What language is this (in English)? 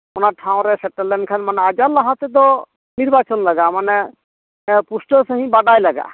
Santali